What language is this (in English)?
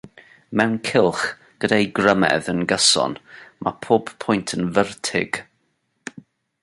Welsh